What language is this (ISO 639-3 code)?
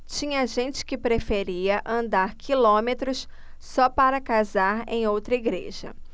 por